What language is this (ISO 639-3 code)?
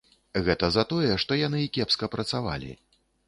bel